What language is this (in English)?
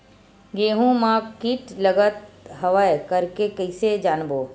Chhattisgarhi